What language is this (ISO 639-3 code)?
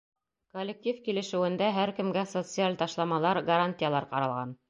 bak